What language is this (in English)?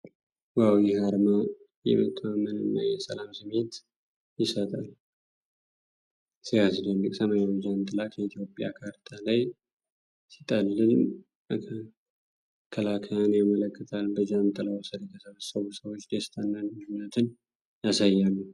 Amharic